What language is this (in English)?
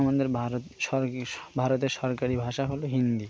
Bangla